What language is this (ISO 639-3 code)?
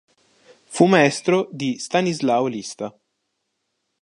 ita